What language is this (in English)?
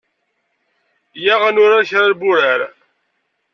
Kabyle